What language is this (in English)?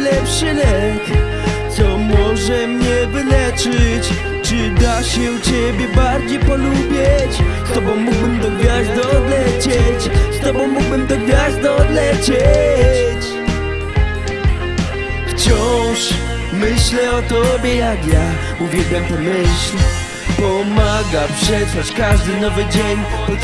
Polish